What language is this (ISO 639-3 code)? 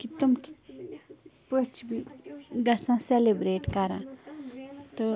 kas